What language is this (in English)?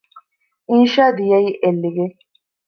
Divehi